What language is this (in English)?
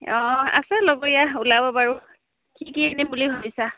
Assamese